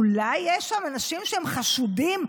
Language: Hebrew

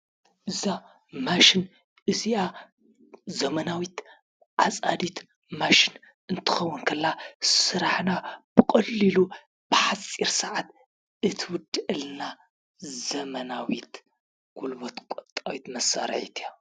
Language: Tigrinya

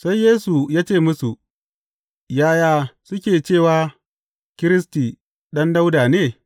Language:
Hausa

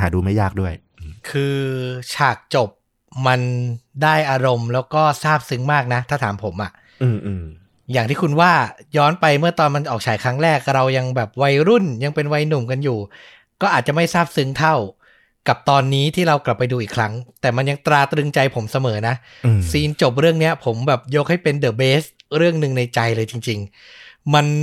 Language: Thai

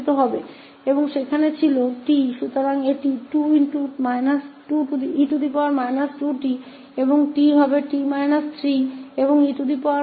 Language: Hindi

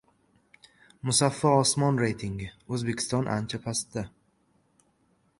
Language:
Uzbek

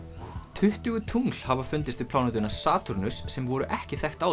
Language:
Icelandic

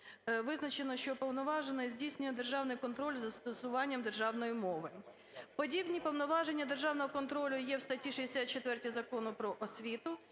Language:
Ukrainian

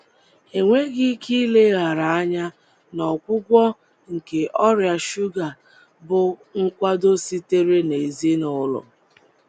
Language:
Igbo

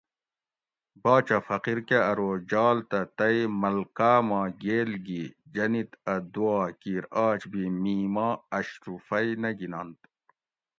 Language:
Gawri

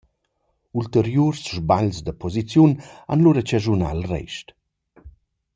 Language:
Romansh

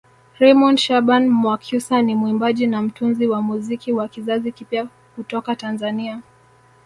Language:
Swahili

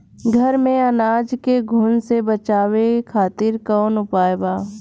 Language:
Bhojpuri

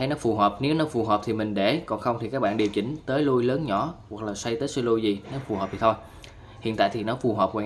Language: Vietnamese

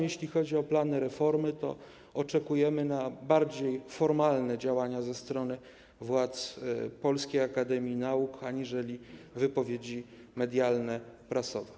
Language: Polish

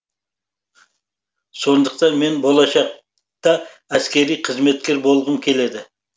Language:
Kazakh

